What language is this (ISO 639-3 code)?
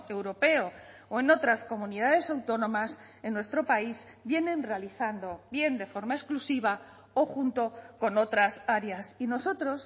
spa